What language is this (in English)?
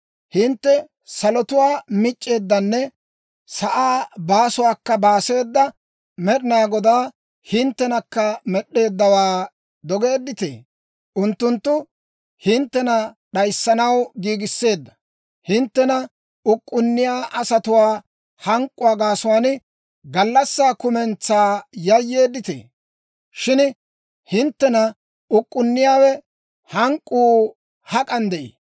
Dawro